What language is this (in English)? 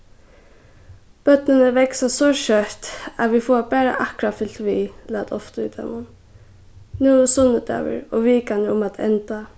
Faroese